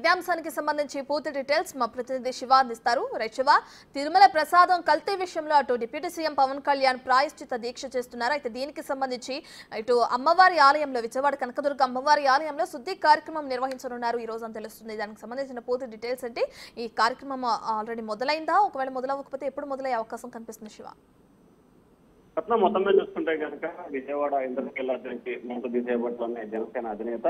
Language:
Telugu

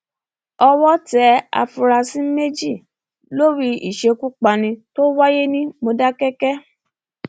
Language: Yoruba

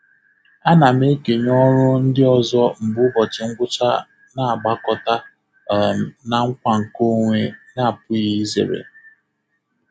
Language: Igbo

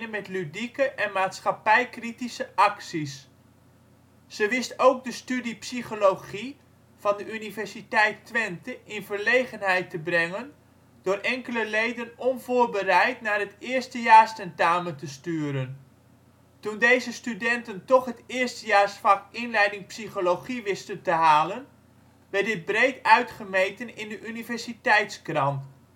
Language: Dutch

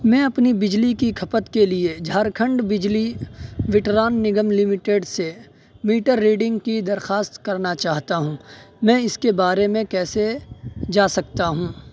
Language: Urdu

